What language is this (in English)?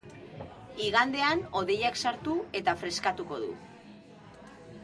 Basque